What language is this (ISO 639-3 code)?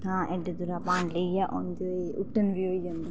doi